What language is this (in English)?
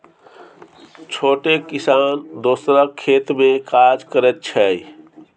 Maithili